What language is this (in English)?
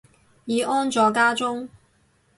Cantonese